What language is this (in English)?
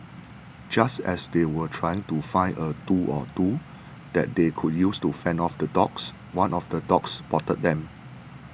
English